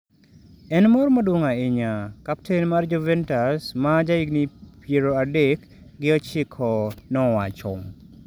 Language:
Luo (Kenya and Tanzania)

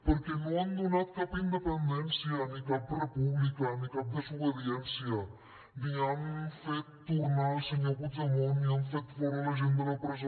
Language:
Catalan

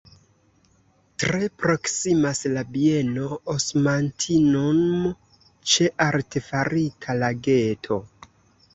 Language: Esperanto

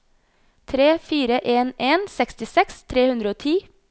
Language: Norwegian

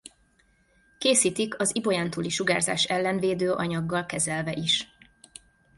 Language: Hungarian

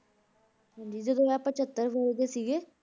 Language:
Punjabi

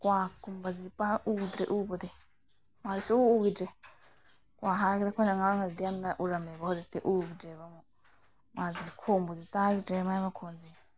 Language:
Manipuri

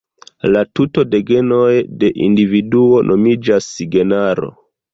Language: Esperanto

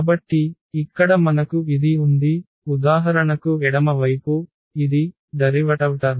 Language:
Telugu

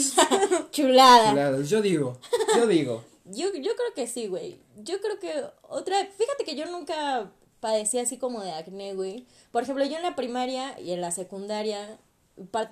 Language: Spanish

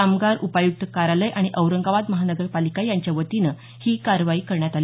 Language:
Marathi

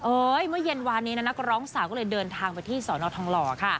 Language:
Thai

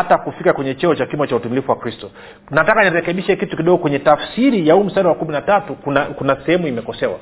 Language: Swahili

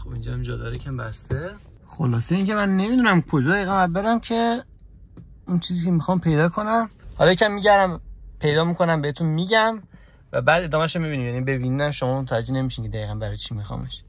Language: Persian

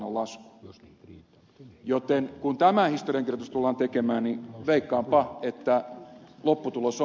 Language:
Finnish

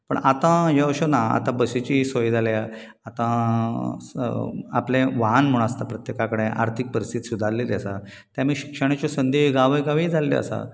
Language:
Konkani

